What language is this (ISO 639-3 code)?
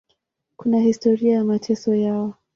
swa